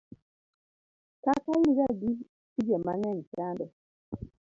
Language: Luo (Kenya and Tanzania)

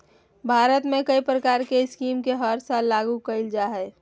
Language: Magahi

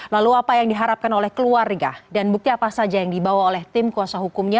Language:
Indonesian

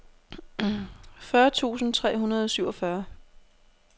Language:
Danish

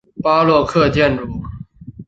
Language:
Chinese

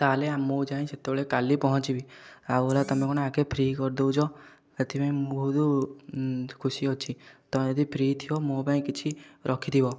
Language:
Odia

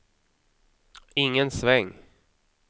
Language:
Swedish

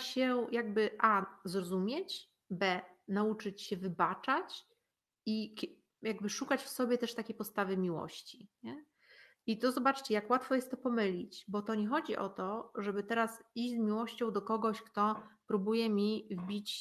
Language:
Polish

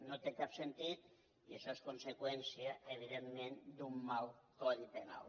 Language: Catalan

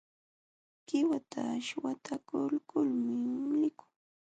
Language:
Jauja Wanca Quechua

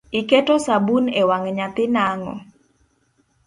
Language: Luo (Kenya and Tanzania)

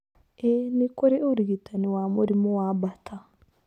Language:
Kikuyu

